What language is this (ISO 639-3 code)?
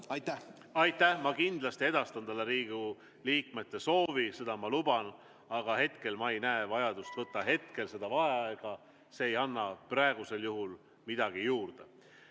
est